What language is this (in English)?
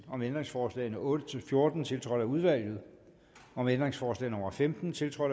Danish